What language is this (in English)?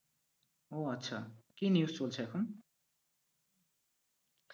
Bangla